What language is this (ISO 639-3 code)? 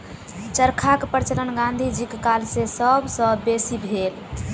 mai